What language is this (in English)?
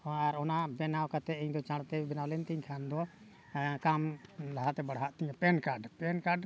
Santali